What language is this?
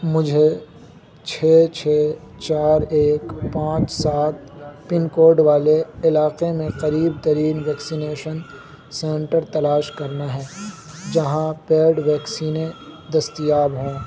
Urdu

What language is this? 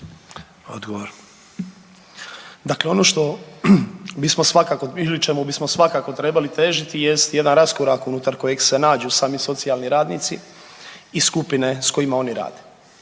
Croatian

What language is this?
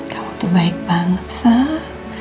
Indonesian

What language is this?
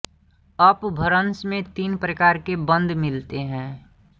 Hindi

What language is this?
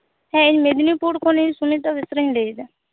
Santali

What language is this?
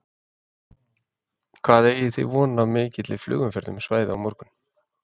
Icelandic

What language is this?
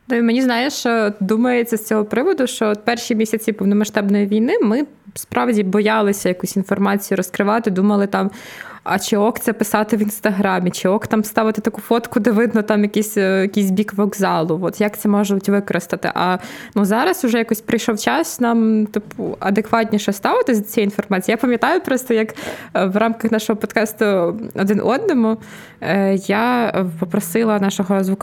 Ukrainian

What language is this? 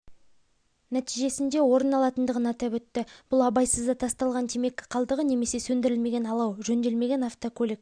Kazakh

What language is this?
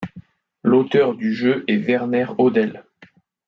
French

